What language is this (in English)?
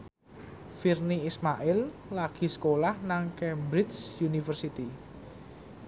Javanese